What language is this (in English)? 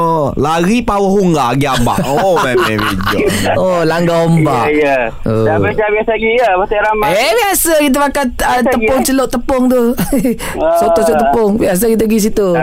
Malay